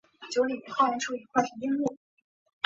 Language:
Chinese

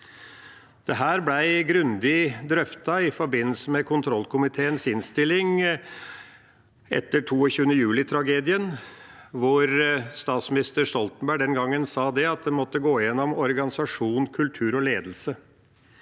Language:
Norwegian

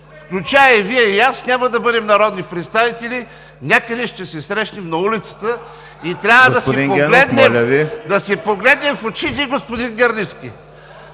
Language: Bulgarian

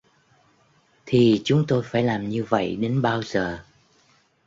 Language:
Vietnamese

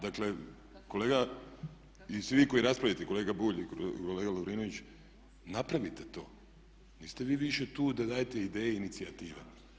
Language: Croatian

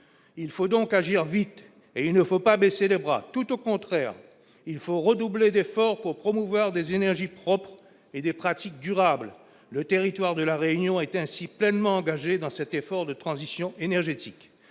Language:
French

